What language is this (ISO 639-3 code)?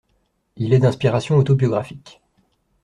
fra